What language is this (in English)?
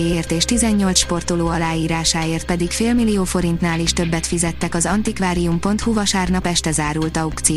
Hungarian